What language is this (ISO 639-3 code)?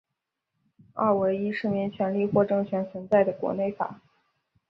zho